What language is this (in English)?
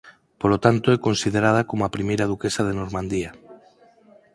Galician